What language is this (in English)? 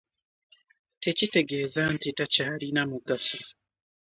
Ganda